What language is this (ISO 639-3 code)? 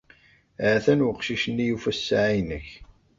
kab